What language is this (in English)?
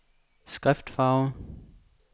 Danish